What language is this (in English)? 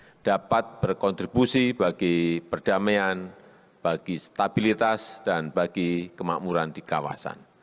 Indonesian